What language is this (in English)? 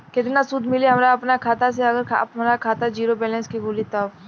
Bhojpuri